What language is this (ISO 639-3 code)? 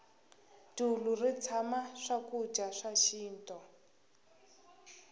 tso